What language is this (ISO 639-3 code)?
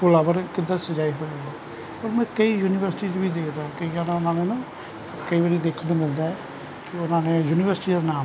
pan